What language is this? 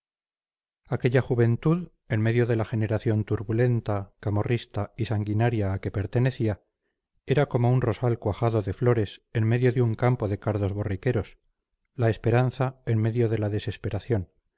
Spanish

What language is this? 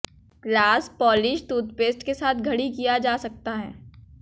Hindi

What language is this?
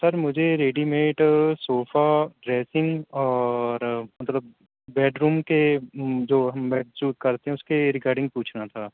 Urdu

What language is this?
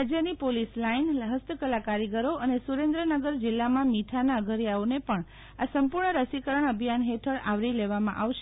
Gujarati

